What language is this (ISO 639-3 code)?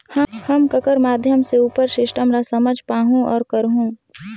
hne